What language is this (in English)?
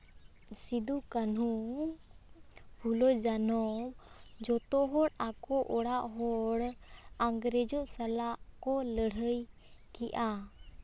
Santali